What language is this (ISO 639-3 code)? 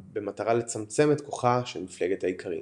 heb